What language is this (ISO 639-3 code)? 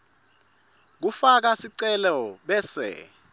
ssw